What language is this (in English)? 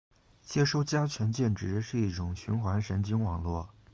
Chinese